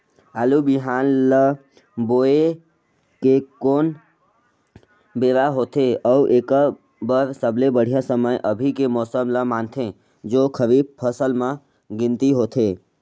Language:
Chhattisgarhi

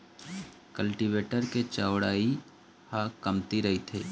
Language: Chhattisgarhi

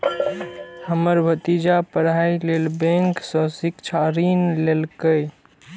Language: Maithili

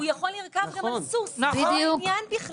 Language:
Hebrew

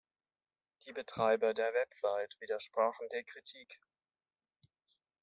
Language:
German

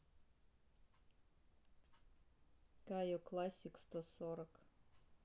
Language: Russian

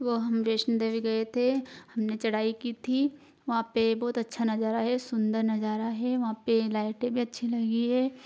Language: Hindi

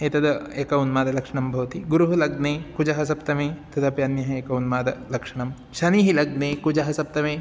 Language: Sanskrit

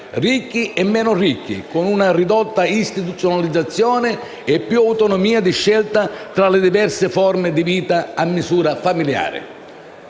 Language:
Italian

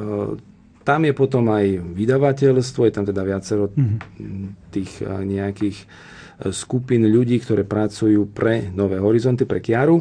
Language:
Slovak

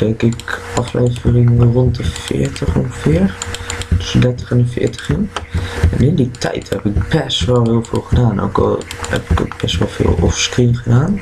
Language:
Dutch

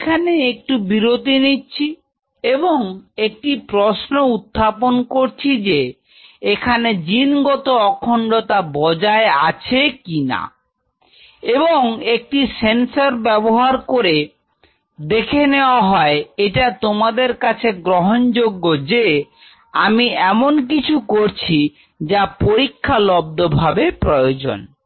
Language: Bangla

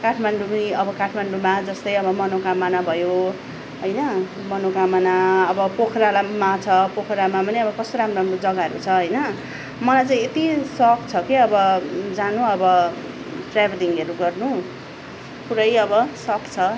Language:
Nepali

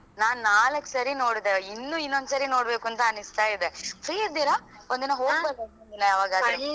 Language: Kannada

